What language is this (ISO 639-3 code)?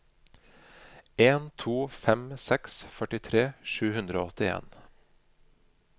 nor